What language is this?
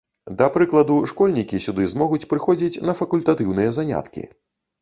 Belarusian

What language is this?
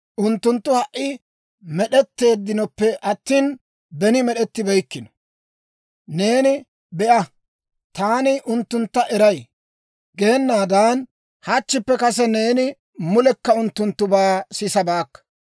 Dawro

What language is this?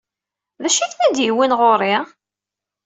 Kabyle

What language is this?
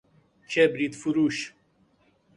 Persian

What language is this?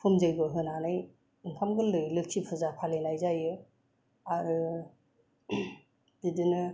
Bodo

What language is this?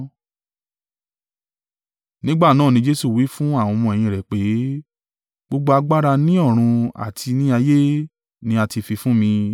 Yoruba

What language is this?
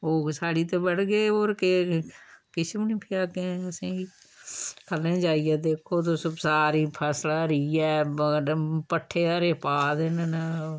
Dogri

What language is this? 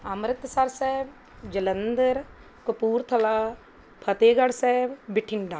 Punjabi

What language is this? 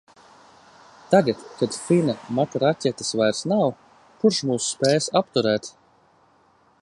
Latvian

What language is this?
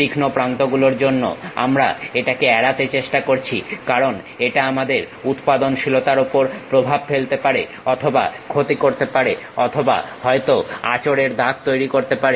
Bangla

